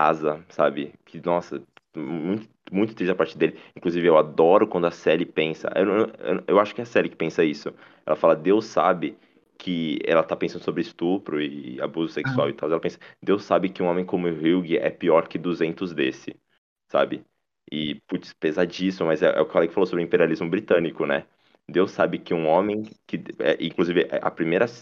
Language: Portuguese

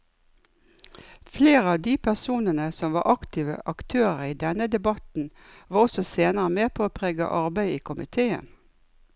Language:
Norwegian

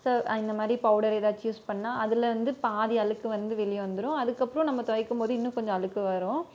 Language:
Tamil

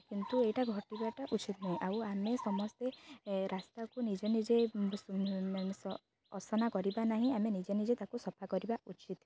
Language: Odia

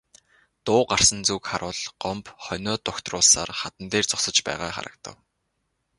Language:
Mongolian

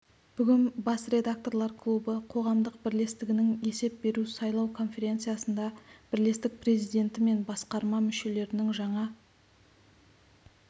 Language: Kazakh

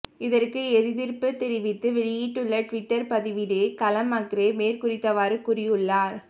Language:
Tamil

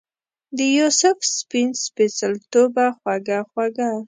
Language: Pashto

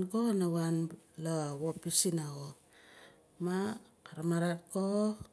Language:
Nalik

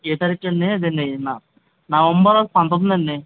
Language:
Telugu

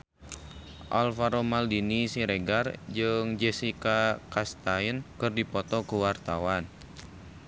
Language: Sundanese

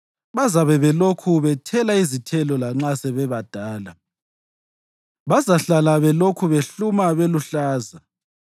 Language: North Ndebele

